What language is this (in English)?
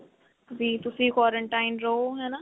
Punjabi